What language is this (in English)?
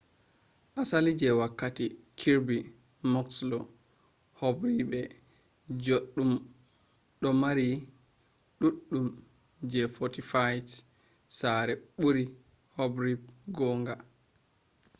Fula